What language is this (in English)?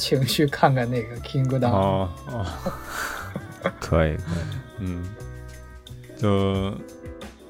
Chinese